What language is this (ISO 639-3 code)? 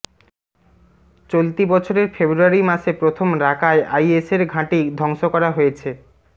ben